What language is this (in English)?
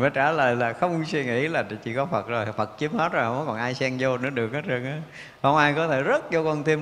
Vietnamese